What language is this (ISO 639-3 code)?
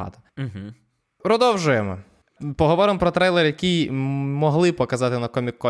ukr